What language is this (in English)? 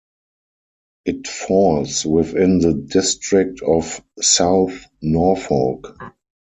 English